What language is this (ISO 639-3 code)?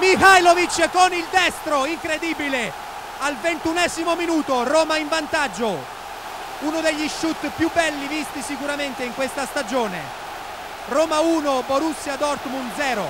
ita